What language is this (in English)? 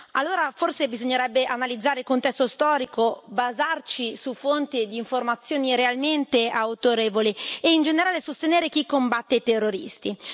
Italian